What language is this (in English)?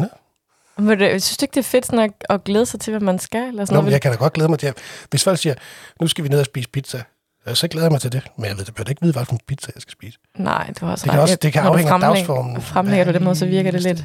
Danish